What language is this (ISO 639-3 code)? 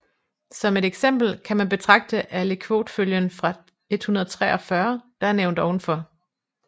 dan